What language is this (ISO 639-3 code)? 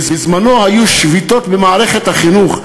heb